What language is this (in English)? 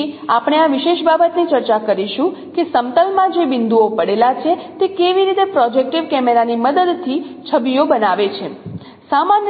Gujarati